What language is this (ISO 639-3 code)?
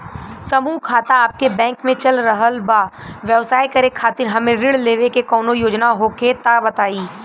bho